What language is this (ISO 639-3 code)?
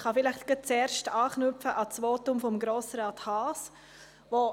gsw